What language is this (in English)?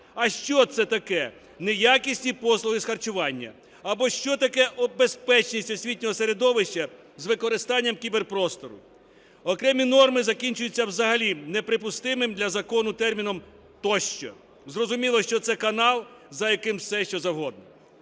Ukrainian